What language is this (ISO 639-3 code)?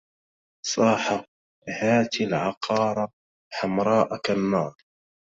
ara